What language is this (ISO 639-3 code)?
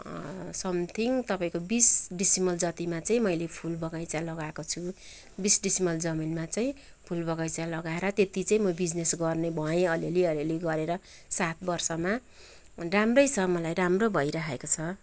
nep